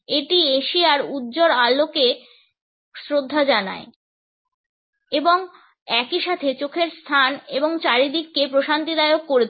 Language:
Bangla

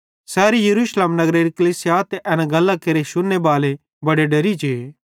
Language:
Bhadrawahi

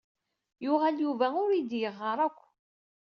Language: Kabyle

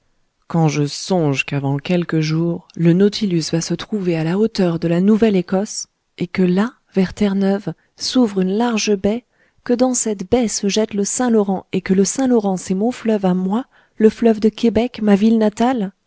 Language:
French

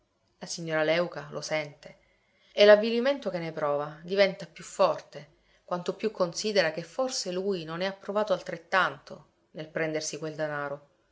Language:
Italian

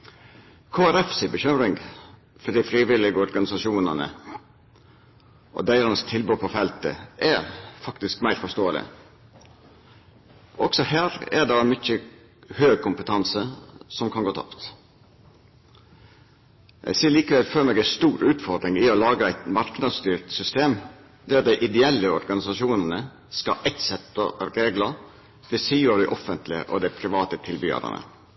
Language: Norwegian Nynorsk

